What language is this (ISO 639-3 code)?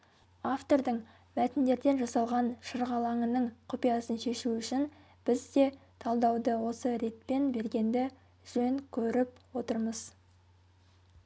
kaz